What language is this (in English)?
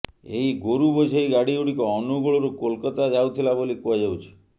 Odia